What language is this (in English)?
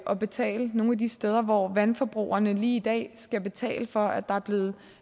Danish